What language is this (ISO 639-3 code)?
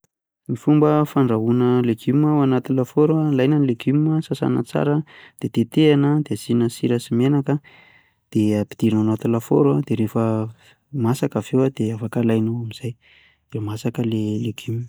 mlg